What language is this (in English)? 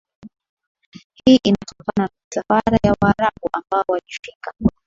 Swahili